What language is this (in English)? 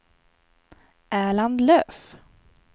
Swedish